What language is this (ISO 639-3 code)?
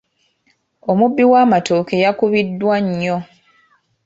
lug